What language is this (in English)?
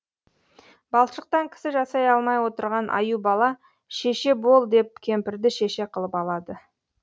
Kazakh